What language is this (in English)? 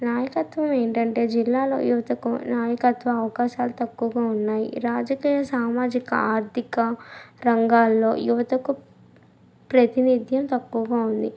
Telugu